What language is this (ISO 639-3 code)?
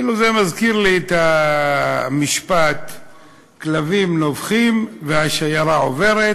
heb